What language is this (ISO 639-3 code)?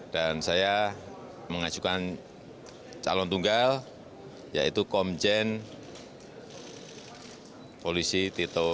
ind